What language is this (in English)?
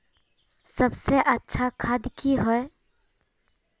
Magahi